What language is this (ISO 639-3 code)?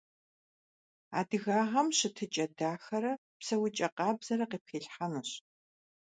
kbd